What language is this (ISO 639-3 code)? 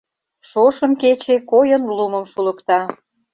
chm